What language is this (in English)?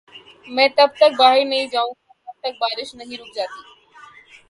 Urdu